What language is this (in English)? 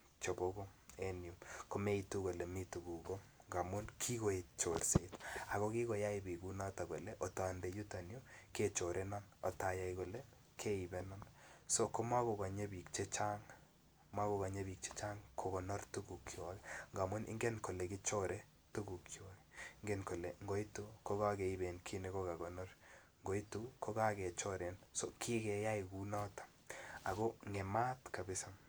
Kalenjin